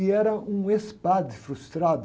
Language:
Portuguese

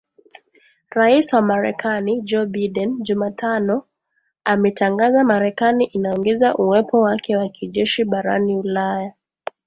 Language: Swahili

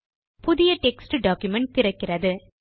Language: Tamil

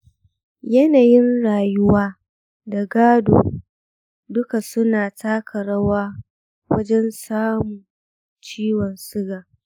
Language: Hausa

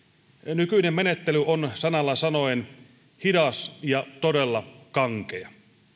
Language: Finnish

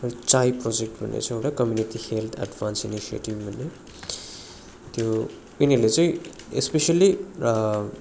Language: Nepali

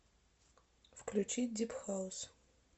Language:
Russian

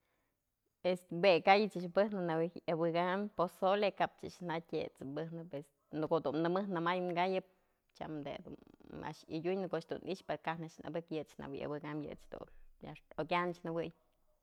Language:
Mazatlán Mixe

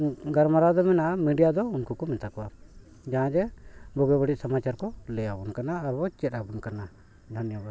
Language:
Santali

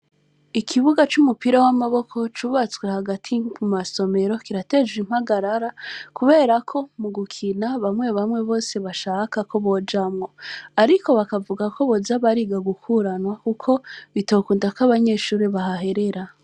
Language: Rundi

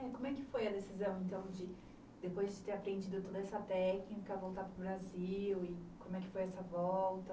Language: Portuguese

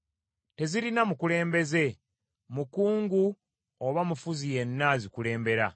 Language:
Ganda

